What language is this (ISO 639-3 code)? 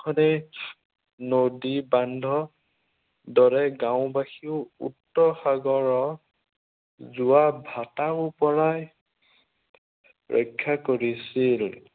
asm